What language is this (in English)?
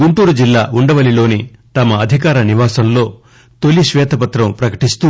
Telugu